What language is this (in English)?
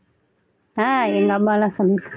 Tamil